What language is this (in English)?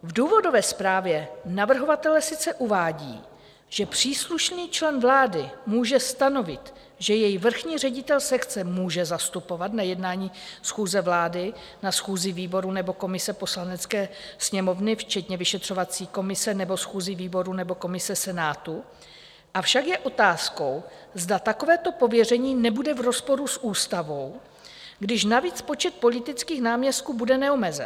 Czech